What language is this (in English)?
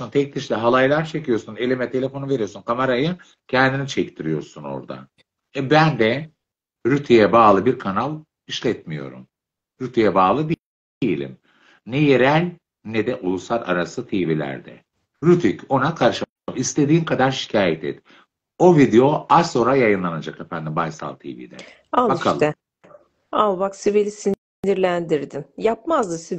Turkish